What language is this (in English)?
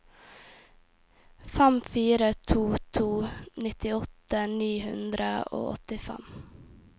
Norwegian